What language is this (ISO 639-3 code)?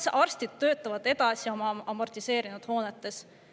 est